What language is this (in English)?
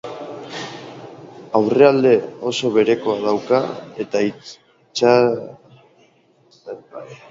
Basque